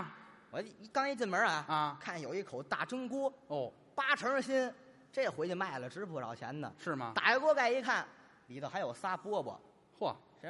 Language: Chinese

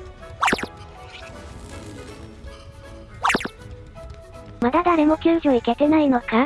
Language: Japanese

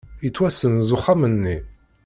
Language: Kabyle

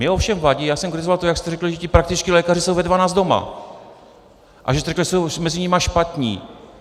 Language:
Czech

